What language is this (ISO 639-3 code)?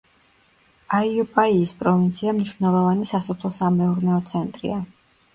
kat